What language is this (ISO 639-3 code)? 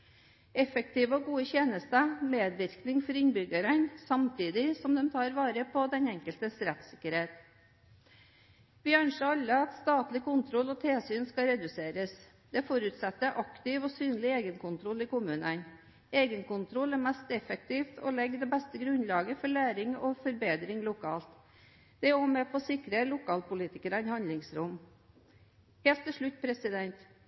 nob